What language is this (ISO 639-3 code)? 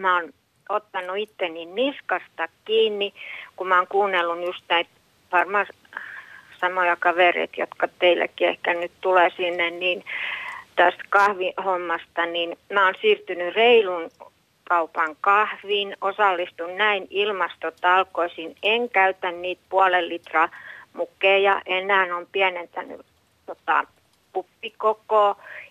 fin